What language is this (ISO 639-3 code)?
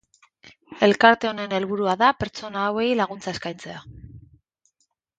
eus